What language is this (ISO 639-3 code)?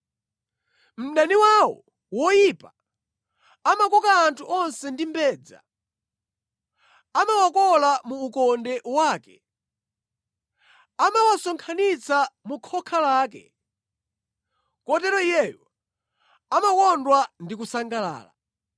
nya